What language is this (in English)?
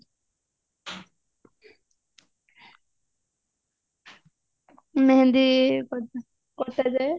Odia